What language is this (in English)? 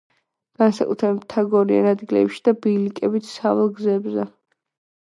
Georgian